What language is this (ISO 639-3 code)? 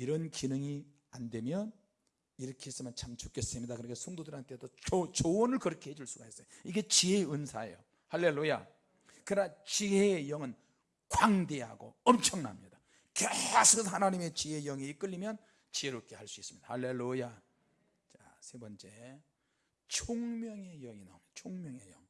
kor